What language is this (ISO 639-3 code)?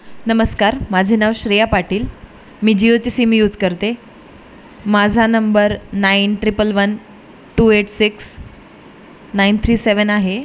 mar